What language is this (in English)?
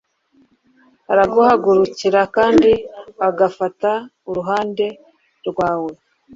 Kinyarwanda